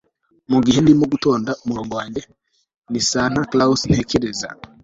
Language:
Kinyarwanda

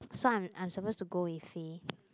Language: English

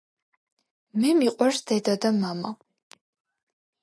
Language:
Georgian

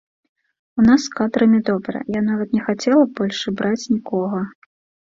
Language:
Belarusian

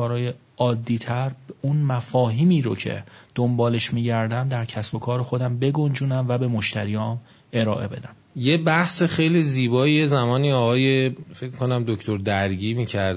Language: Persian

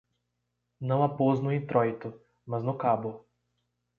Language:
Portuguese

